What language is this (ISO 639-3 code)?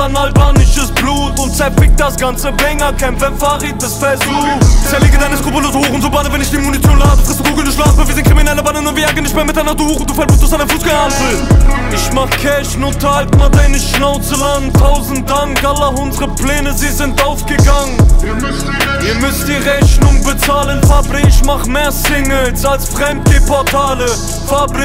ron